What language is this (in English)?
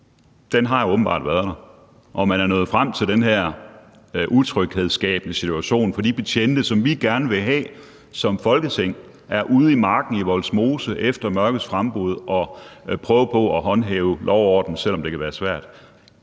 Danish